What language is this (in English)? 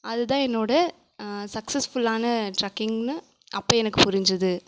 Tamil